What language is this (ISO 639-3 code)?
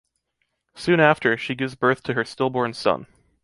eng